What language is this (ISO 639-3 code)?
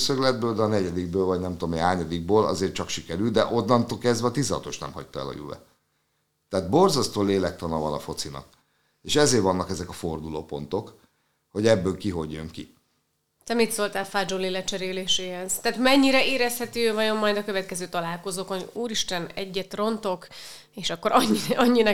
hun